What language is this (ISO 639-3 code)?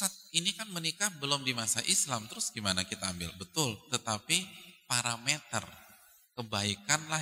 ind